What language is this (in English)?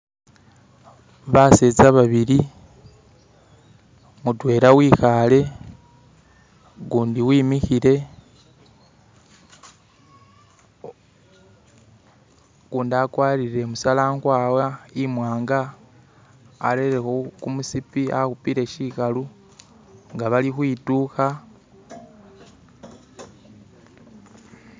Masaaba